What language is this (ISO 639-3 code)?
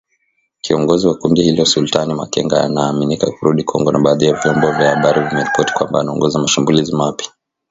swa